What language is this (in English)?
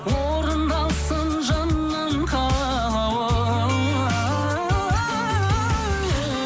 Kazakh